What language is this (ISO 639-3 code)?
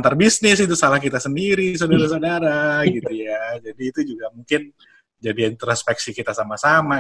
ind